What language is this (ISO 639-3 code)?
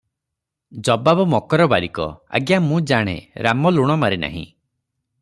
ori